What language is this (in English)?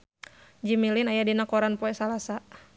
Sundanese